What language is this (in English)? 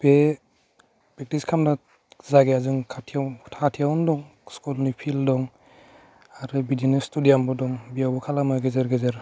Bodo